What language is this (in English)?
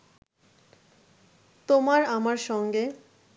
Bangla